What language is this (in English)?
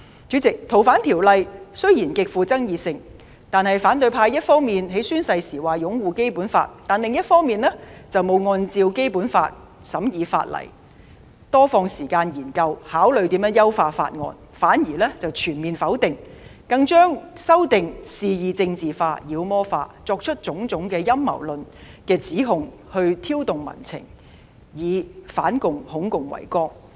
Cantonese